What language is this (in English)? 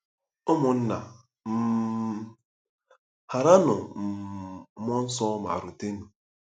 Igbo